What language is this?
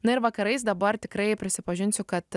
Lithuanian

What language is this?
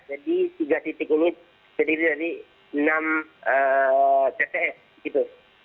Indonesian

